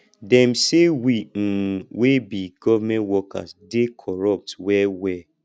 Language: Nigerian Pidgin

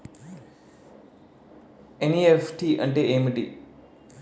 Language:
Telugu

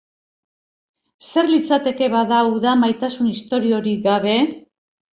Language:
Basque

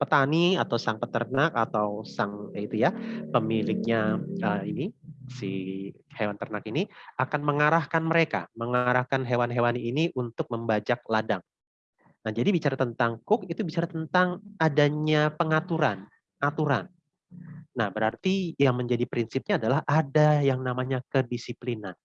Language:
Indonesian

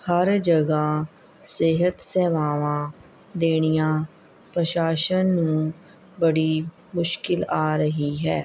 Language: Punjabi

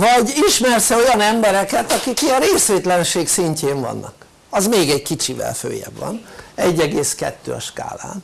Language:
Hungarian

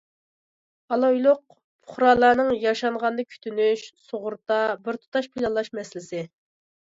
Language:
Uyghur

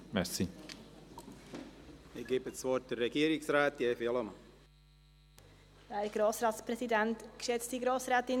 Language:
Swiss German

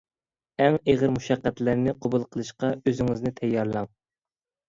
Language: Uyghur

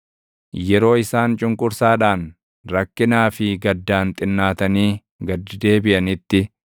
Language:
Oromo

